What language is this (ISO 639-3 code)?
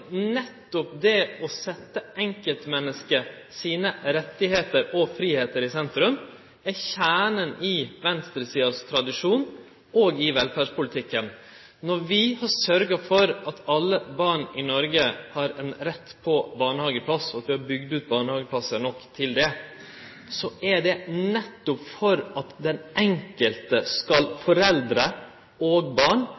nno